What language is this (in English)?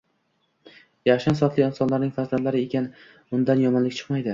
Uzbek